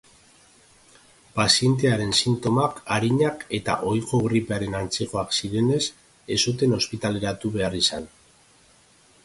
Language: Basque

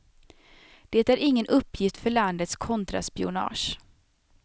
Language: Swedish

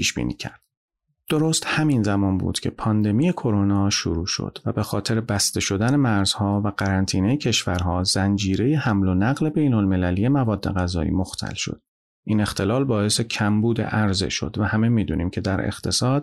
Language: Persian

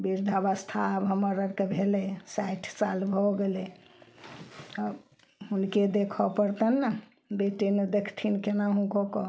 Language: Maithili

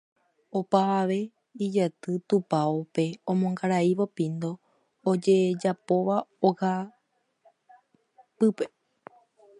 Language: Guarani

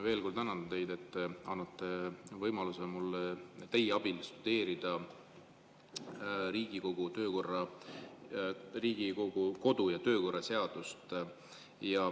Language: Estonian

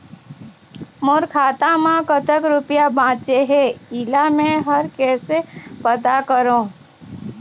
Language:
Chhattisgarhi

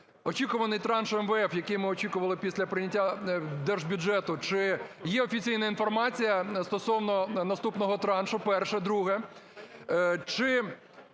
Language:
Ukrainian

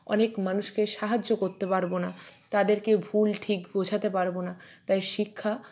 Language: Bangla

